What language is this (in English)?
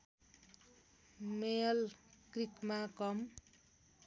Nepali